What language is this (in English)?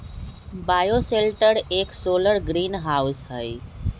Magahi